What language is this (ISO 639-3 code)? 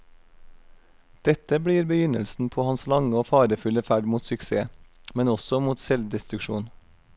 nor